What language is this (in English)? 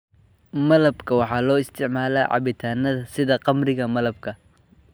Somali